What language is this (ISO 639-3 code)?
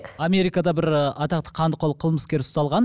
kaz